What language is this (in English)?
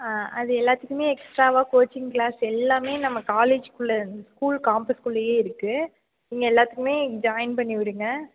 Tamil